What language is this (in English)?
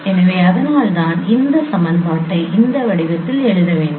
Tamil